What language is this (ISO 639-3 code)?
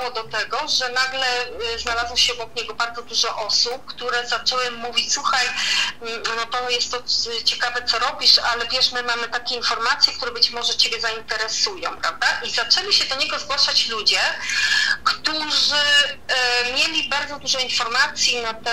pol